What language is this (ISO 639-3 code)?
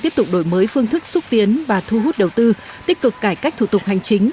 vie